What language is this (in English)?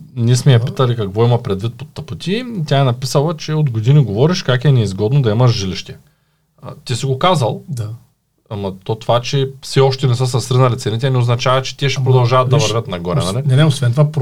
Bulgarian